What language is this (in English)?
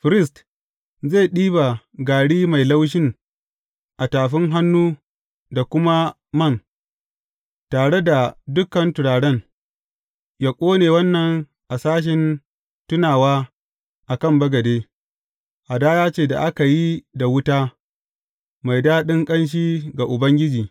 Hausa